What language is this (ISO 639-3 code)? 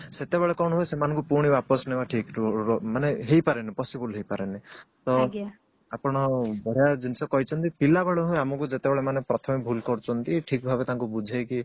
ori